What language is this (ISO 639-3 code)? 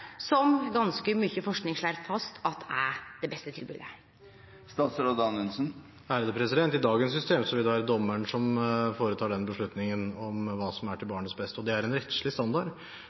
nor